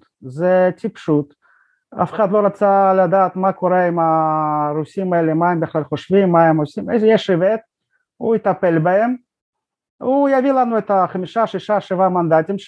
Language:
Hebrew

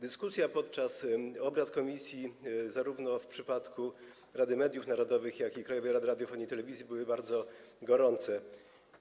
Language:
Polish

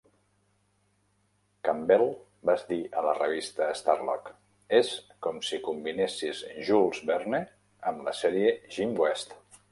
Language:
Catalan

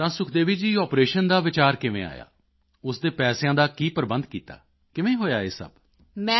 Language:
Punjabi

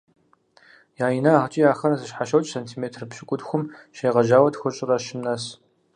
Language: Kabardian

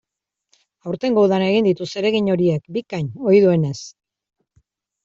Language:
Basque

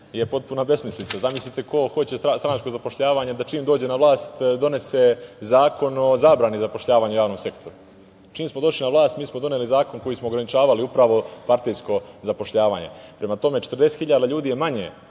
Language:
Serbian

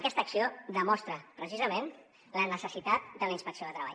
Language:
Catalan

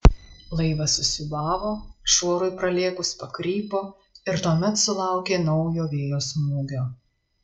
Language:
Lithuanian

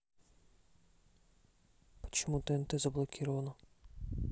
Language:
Russian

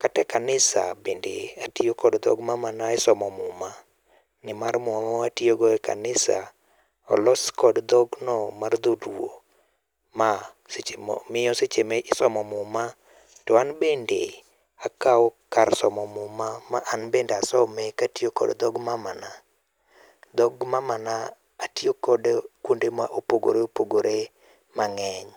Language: Luo (Kenya and Tanzania)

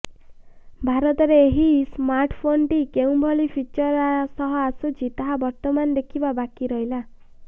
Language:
Odia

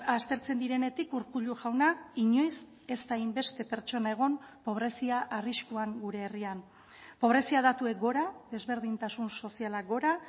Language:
Basque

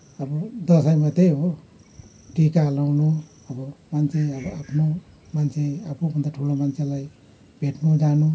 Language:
Nepali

